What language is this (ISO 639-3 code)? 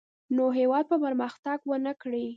pus